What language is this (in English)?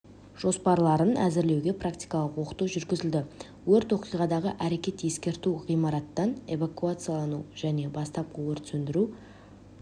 Kazakh